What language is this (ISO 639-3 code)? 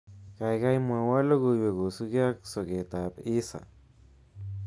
kln